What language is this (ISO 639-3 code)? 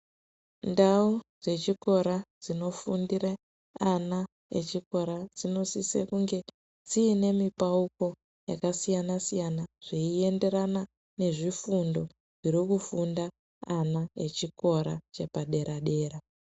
ndc